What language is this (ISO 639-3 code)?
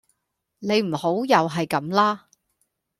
yue